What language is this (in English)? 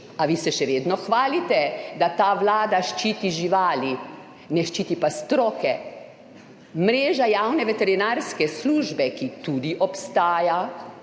Slovenian